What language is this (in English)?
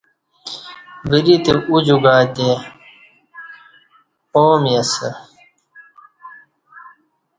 Kati